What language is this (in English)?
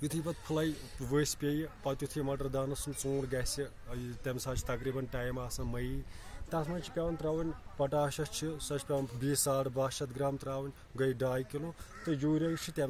Turkish